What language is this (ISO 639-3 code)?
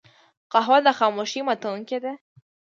pus